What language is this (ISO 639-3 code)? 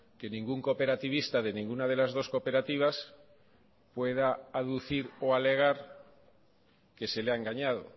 spa